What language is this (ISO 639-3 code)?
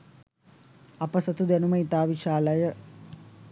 sin